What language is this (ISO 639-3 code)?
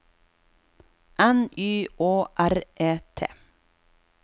nor